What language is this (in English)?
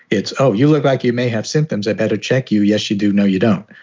English